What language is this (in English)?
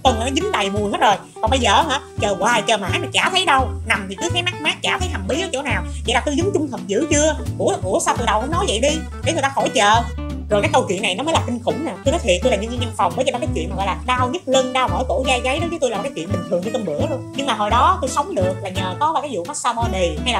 Vietnamese